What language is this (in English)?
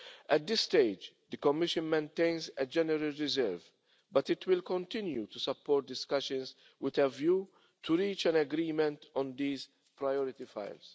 English